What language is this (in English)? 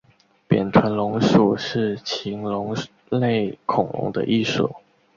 Chinese